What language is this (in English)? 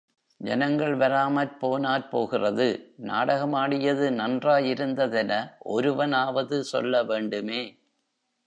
Tamil